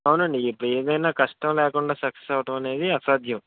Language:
Telugu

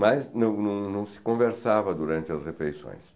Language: Portuguese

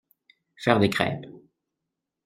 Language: French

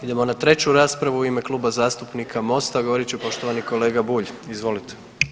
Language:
Croatian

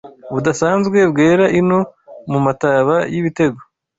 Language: Kinyarwanda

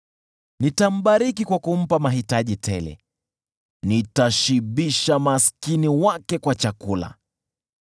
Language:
Swahili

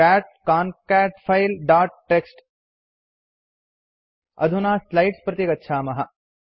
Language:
Sanskrit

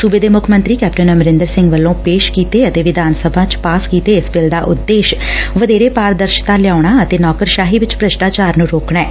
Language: Punjabi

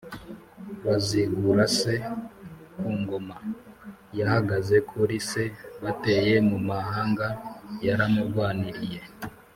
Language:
Kinyarwanda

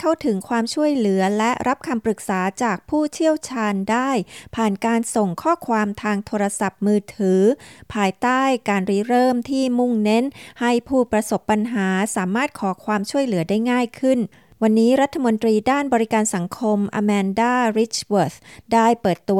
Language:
Thai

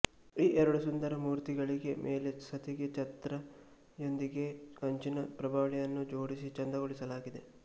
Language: Kannada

